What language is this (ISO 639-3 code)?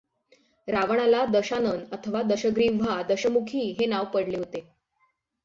mar